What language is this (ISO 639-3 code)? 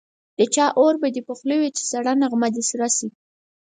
pus